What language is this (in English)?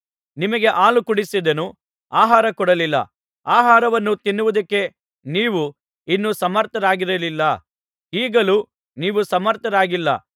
Kannada